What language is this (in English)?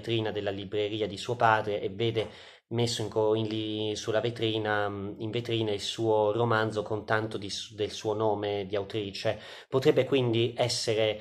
Italian